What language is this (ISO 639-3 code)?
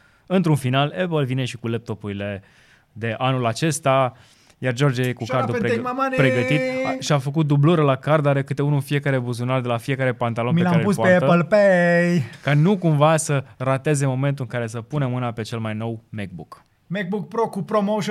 ron